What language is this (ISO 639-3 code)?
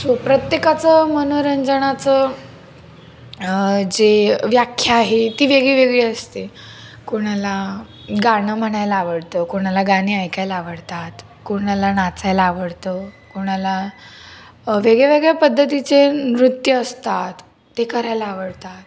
mar